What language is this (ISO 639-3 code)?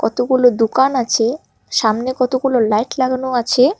ben